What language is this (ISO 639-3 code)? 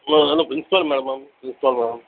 tam